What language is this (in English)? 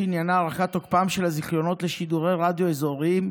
Hebrew